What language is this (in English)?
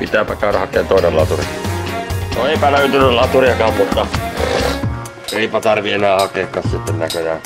Finnish